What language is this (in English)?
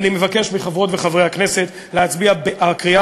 Hebrew